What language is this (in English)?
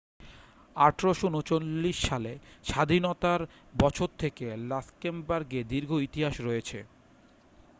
Bangla